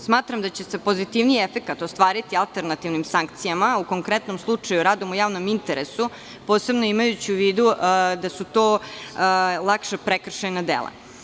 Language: Serbian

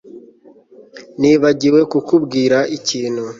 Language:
Kinyarwanda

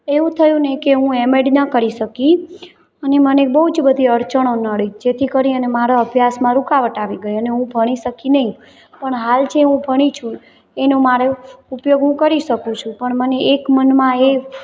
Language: Gujarati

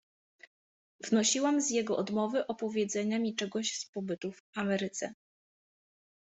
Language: Polish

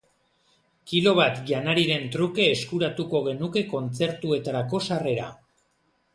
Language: Basque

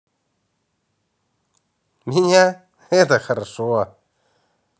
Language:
Russian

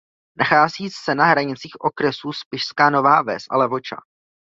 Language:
Czech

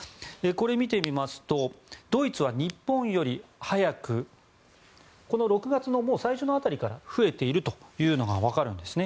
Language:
Japanese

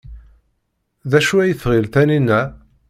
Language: Kabyle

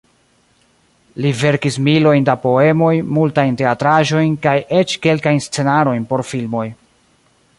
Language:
Esperanto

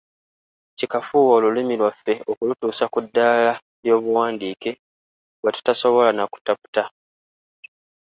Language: Ganda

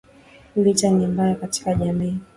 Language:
Swahili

